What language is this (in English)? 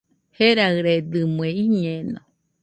Nüpode Huitoto